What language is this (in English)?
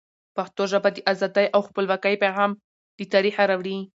Pashto